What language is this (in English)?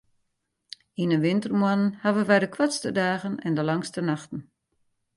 Western Frisian